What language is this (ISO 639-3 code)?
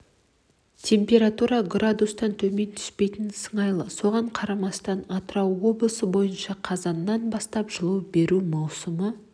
kaz